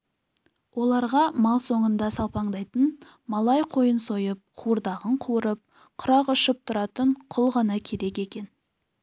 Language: Kazakh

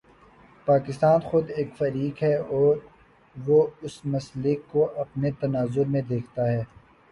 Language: Urdu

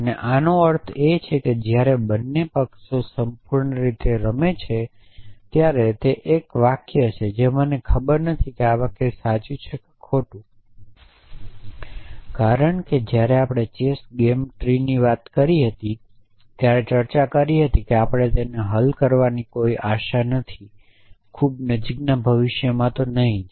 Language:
Gujarati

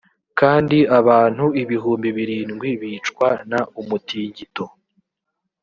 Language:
Kinyarwanda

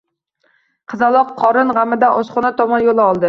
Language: Uzbek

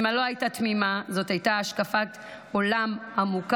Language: Hebrew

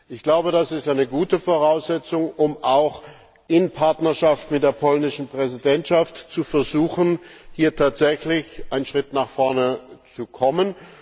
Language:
German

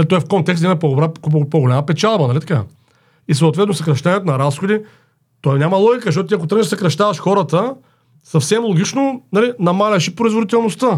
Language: Bulgarian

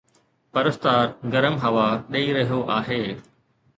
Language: Sindhi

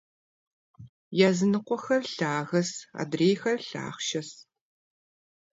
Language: Kabardian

